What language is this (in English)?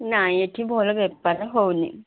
Odia